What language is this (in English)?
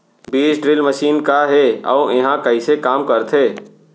Chhattisgarhi